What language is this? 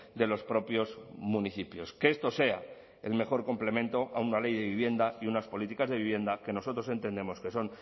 Spanish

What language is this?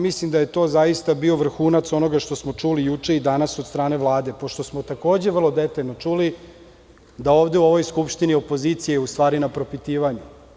Serbian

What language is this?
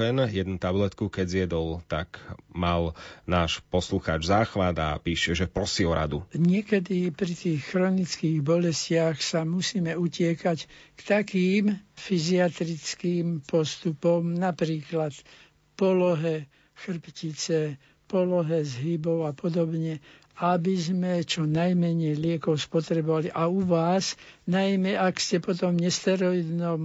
Slovak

